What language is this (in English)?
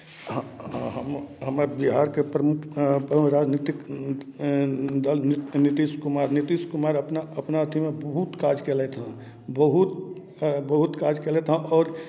Maithili